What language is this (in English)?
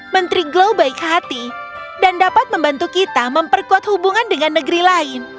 Indonesian